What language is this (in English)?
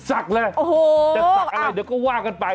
Thai